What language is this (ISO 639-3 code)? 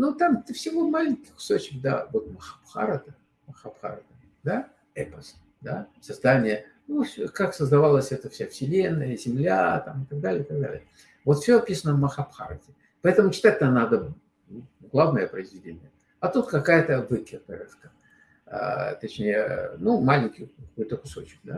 rus